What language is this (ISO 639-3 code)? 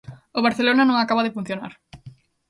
glg